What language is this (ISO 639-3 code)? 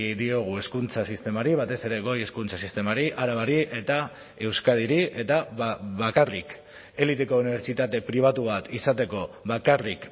eus